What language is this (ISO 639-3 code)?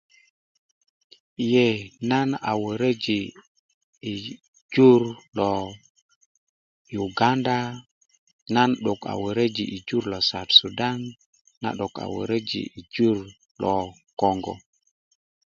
ukv